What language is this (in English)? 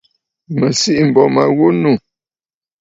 Bafut